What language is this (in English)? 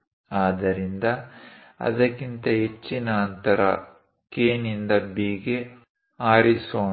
Kannada